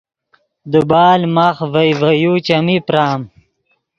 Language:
Yidgha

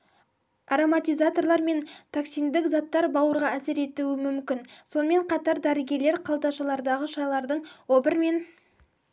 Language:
Kazakh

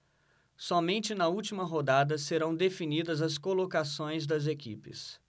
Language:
Portuguese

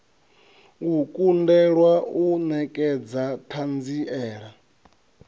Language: Venda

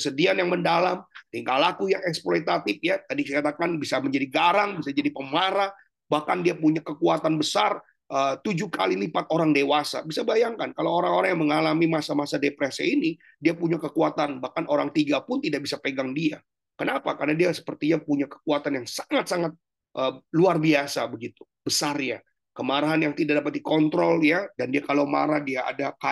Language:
Indonesian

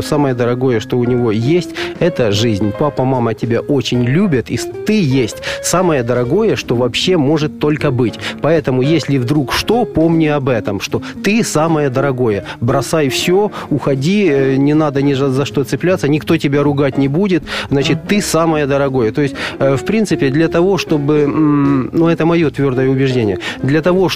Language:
Russian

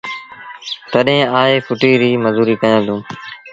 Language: Sindhi Bhil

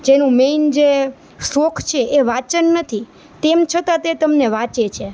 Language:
Gujarati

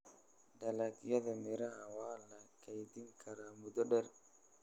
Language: Somali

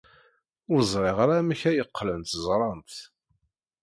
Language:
Kabyle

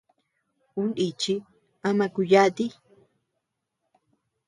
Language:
Tepeuxila Cuicatec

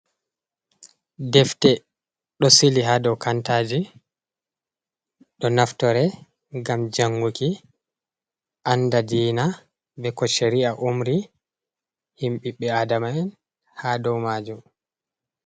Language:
Fula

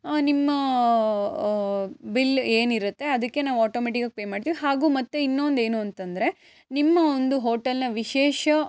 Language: Kannada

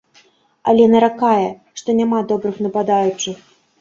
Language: Belarusian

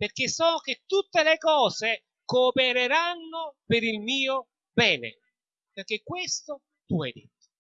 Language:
Italian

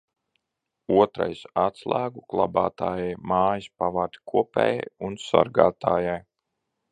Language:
Latvian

